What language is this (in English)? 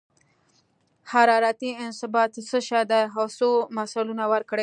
Pashto